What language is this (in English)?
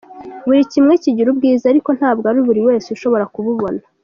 Kinyarwanda